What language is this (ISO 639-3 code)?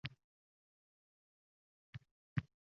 uzb